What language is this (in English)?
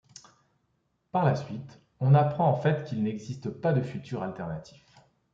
French